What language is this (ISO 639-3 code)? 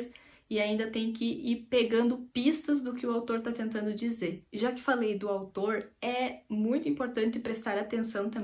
por